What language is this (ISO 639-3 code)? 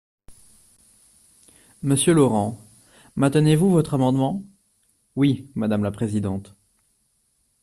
fra